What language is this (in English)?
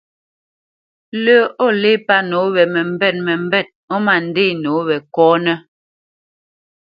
Bamenyam